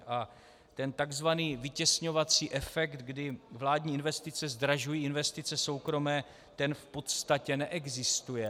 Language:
Czech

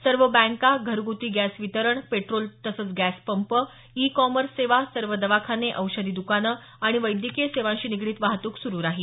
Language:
Marathi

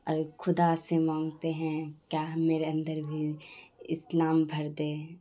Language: Urdu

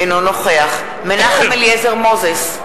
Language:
Hebrew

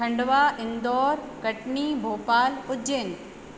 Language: Sindhi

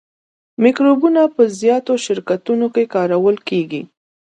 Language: Pashto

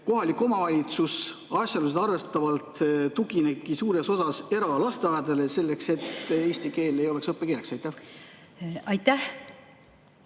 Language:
Estonian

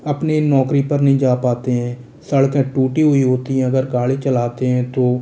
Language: Hindi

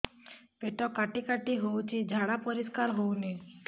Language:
Odia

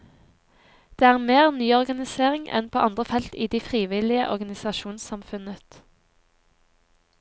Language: Norwegian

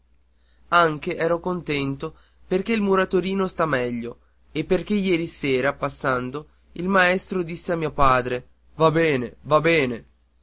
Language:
Italian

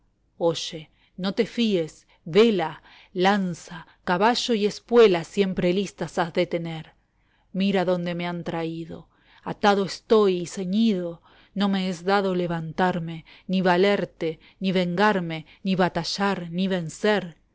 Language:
Spanish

